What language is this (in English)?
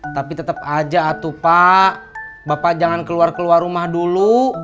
Indonesian